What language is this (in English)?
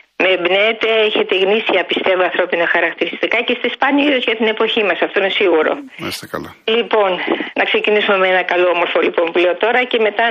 Greek